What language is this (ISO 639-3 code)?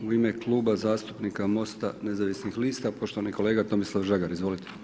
hrv